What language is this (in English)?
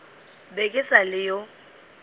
Northern Sotho